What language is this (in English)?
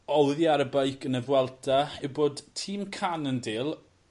Welsh